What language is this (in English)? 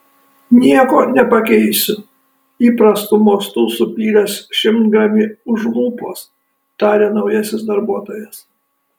Lithuanian